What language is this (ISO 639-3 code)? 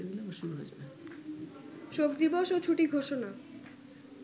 ben